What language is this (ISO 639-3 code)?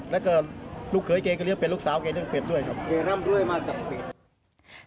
tha